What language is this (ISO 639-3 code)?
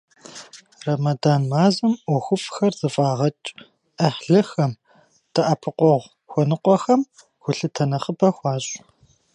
kbd